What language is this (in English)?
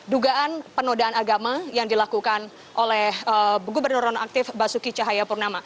Indonesian